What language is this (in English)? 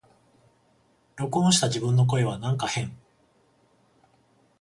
Japanese